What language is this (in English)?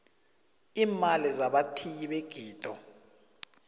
South Ndebele